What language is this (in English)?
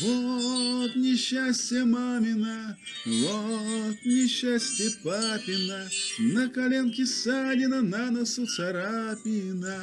Russian